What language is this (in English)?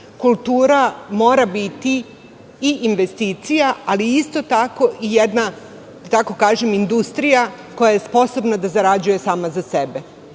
Serbian